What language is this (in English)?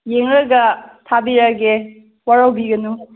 Manipuri